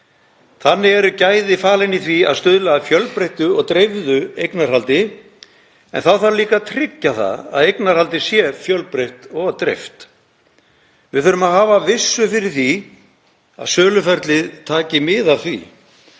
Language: Icelandic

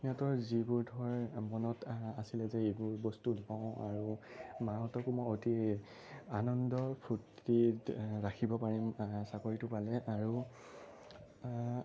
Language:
Assamese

